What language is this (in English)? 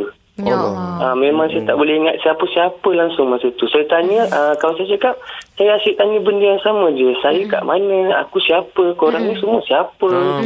Malay